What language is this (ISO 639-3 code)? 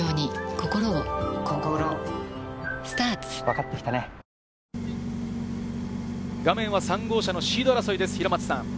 jpn